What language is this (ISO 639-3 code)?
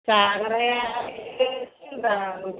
brx